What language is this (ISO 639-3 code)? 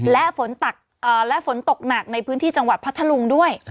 tha